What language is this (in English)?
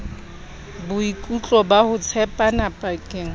Southern Sotho